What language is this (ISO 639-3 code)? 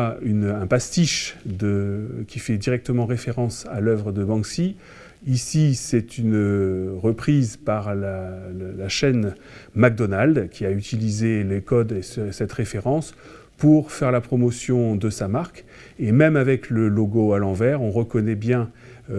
fra